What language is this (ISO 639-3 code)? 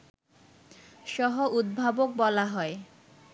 ben